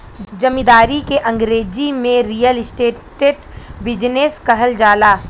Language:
Bhojpuri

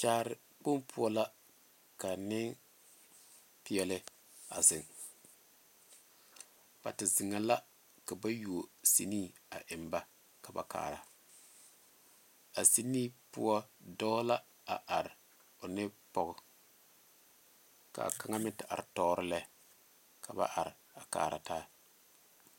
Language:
Southern Dagaare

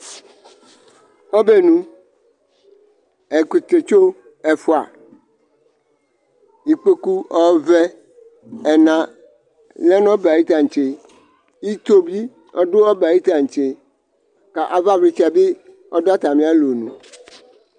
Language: Ikposo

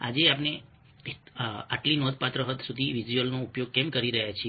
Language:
Gujarati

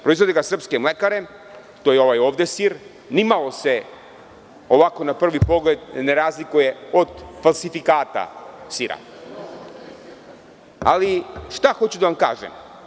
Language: Serbian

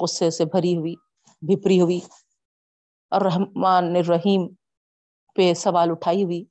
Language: Urdu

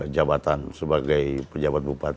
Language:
Indonesian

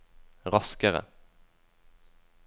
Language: Norwegian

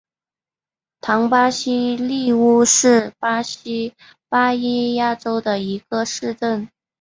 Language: Chinese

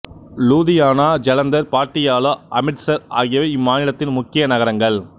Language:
Tamil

